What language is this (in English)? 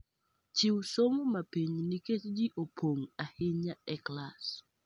Luo (Kenya and Tanzania)